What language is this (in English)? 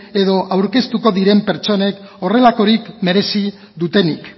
Basque